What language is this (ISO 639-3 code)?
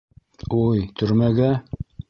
bak